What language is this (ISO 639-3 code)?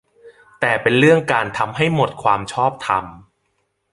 tha